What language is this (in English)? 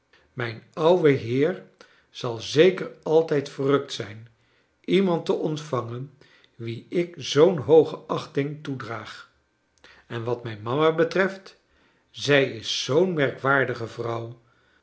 Dutch